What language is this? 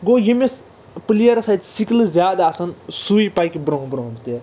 Kashmiri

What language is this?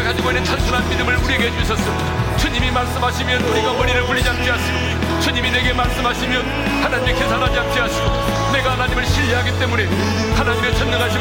Korean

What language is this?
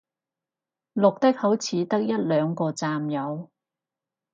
Cantonese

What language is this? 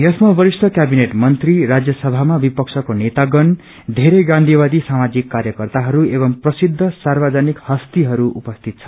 Nepali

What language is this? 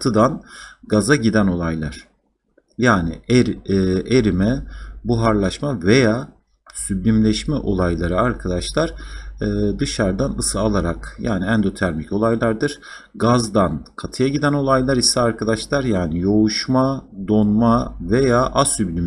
Turkish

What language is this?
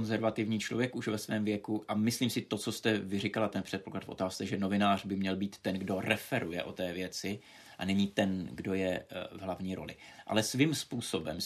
Czech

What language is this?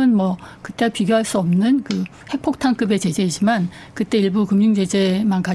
Korean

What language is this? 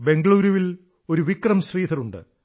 Malayalam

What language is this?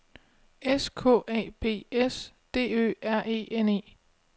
Danish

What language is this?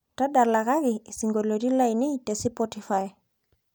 Masai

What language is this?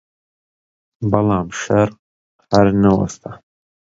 Central Kurdish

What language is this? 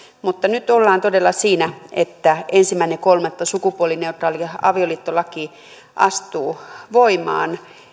Finnish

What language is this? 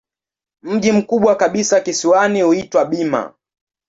Swahili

